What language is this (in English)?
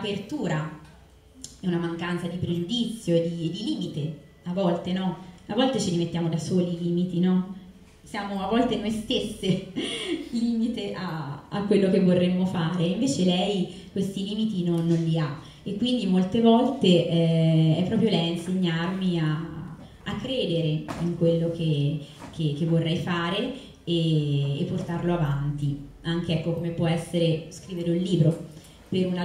Italian